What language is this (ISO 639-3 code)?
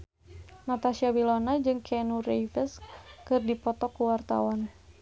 sun